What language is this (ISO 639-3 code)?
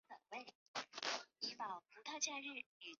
zho